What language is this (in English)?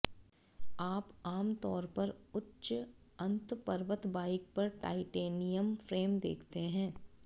Hindi